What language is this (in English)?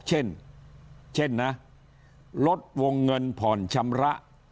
Thai